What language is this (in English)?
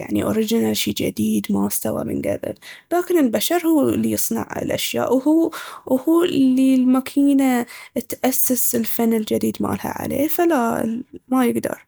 Baharna Arabic